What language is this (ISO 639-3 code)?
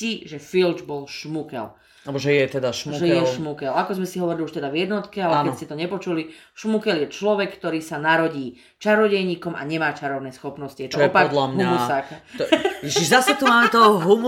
slk